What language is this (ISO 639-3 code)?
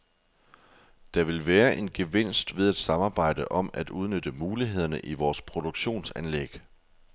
dan